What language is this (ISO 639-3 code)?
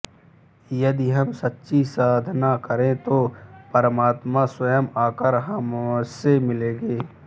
hin